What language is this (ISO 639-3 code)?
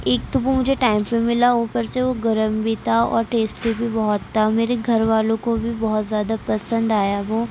urd